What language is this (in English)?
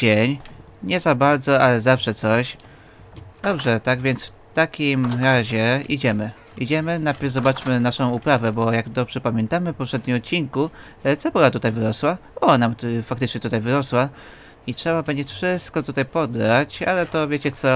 Polish